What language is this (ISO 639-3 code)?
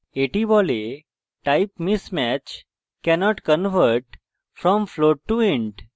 ben